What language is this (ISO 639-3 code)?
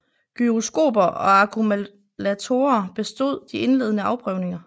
dan